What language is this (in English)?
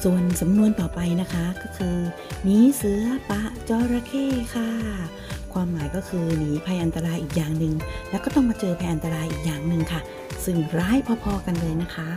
Thai